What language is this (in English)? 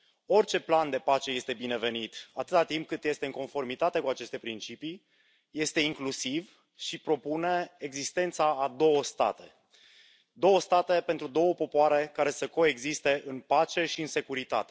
Romanian